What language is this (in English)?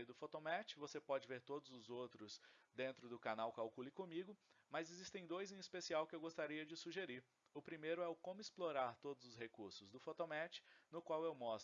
Portuguese